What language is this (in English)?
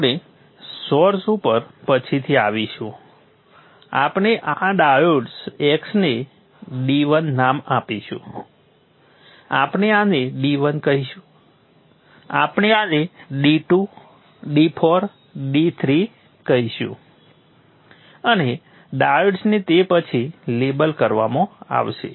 Gujarati